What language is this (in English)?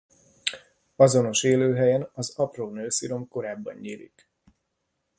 Hungarian